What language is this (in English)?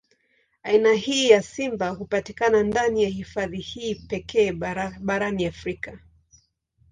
Swahili